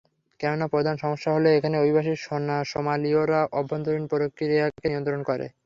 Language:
Bangla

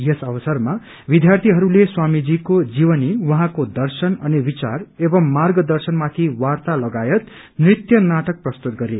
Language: Nepali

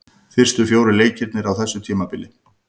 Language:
Icelandic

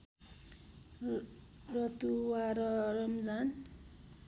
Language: Nepali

